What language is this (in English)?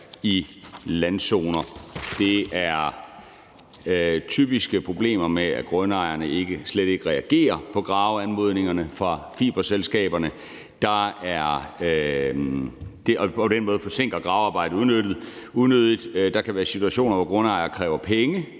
Danish